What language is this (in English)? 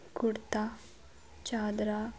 Punjabi